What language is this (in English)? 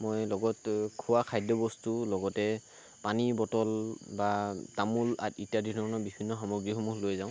Assamese